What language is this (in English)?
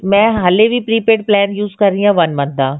Punjabi